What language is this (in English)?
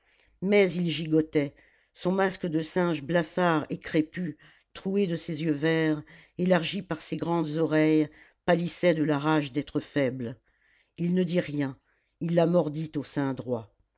French